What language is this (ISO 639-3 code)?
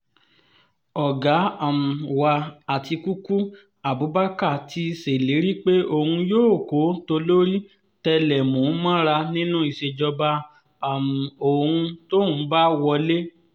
yor